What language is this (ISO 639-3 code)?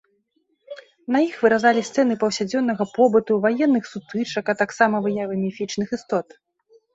bel